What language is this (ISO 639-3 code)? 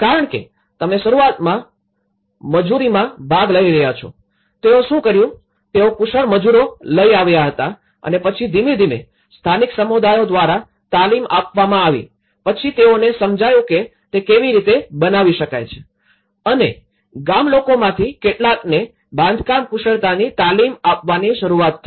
guj